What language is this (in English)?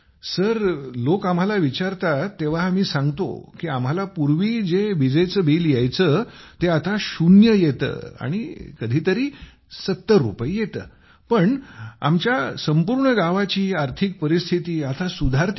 Marathi